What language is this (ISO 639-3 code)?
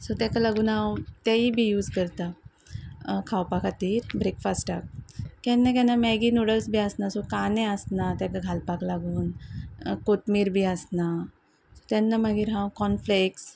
kok